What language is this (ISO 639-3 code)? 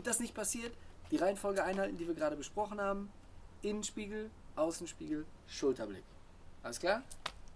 deu